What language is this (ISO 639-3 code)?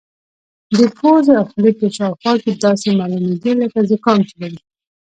pus